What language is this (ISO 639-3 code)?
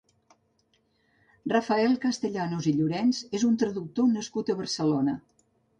cat